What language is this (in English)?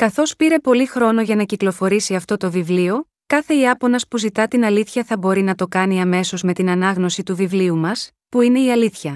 Greek